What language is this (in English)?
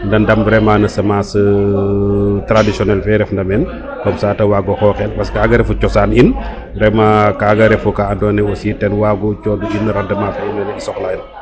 Serer